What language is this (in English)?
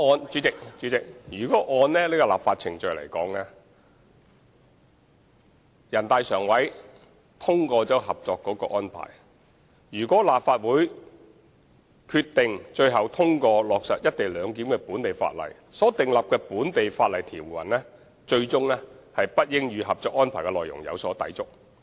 Cantonese